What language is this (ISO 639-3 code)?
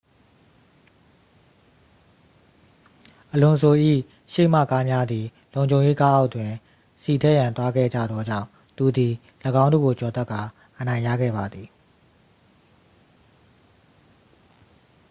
mya